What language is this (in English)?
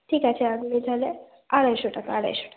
Bangla